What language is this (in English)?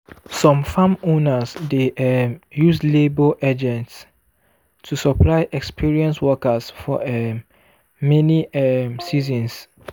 Nigerian Pidgin